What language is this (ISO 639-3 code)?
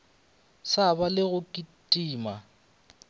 nso